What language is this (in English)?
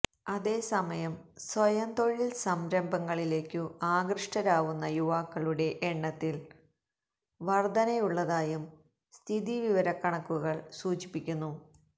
Malayalam